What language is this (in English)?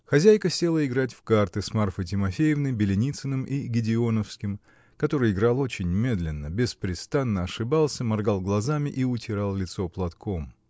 Russian